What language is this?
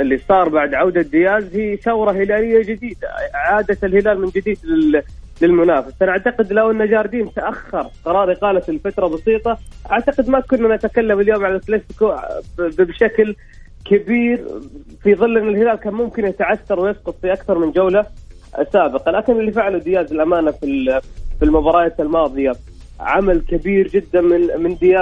Arabic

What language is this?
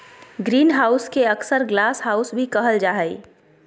Magahi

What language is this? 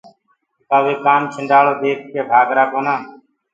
Gurgula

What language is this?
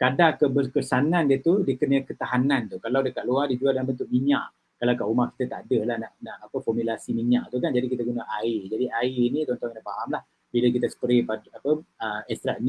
Malay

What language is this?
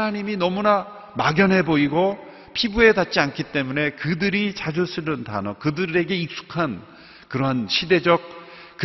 Korean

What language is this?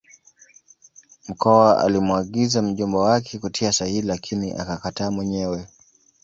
Swahili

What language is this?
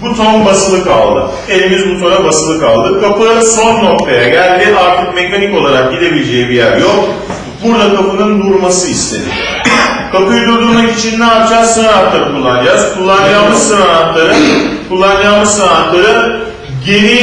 Turkish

